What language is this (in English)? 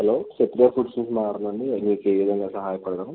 Telugu